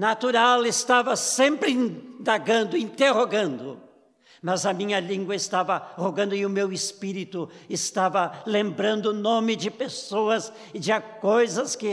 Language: Portuguese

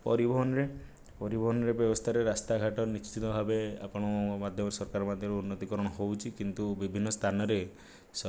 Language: Odia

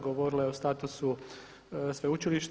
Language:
Croatian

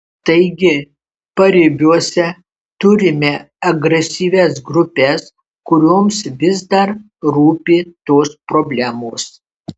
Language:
Lithuanian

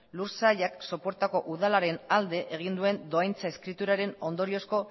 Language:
Basque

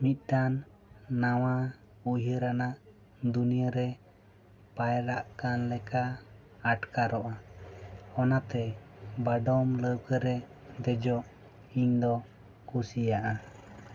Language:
Santali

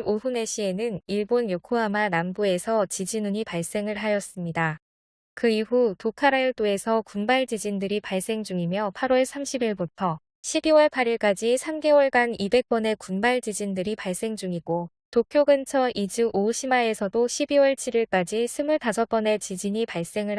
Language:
Korean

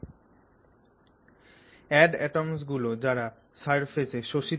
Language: Bangla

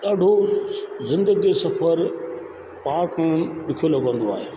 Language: Sindhi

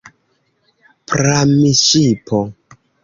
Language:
Esperanto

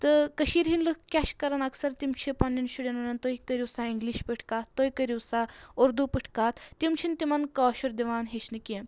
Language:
Kashmiri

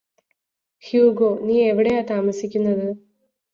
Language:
Malayalam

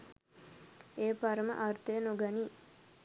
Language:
Sinhala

